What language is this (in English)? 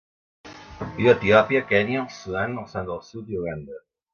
Catalan